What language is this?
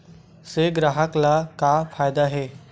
Chhattisgarhi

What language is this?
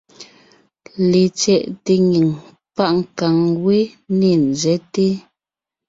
Ngiemboon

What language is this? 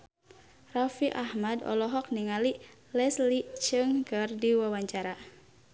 Sundanese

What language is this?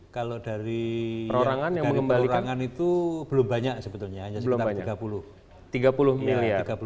Indonesian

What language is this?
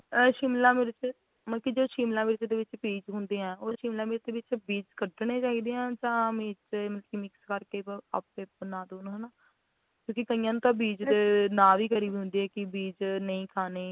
Punjabi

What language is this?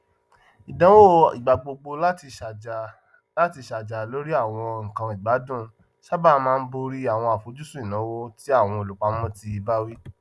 Yoruba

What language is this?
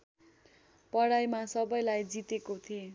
Nepali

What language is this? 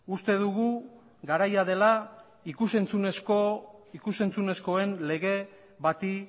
Basque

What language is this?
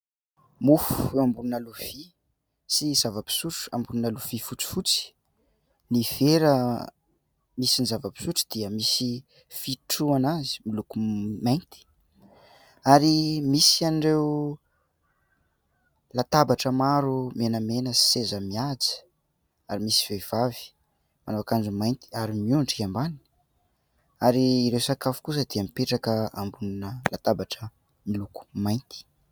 Malagasy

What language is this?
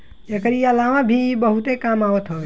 Bhojpuri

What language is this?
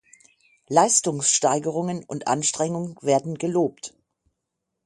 German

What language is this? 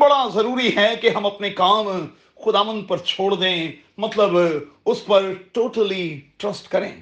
Urdu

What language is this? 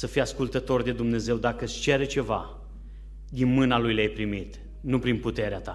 Romanian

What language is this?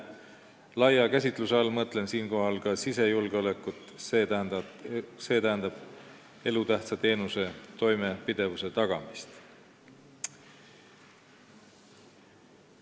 Estonian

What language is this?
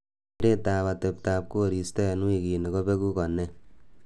Kalenjin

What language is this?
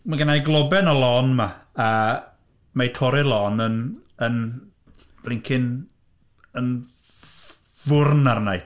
Welsh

